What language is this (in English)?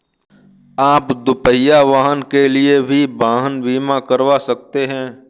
Hindi